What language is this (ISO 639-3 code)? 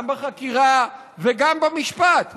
heb